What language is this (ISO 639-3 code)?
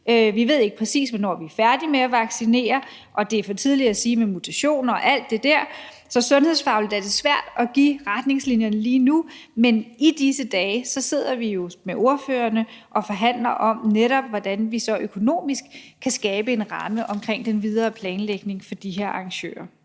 dan